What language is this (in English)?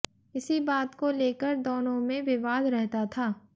Hindi